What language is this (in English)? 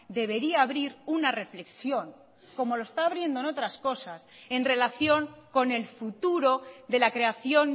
Spanish